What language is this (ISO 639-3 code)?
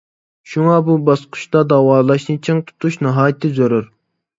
uig